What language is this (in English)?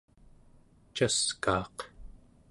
Central Yupik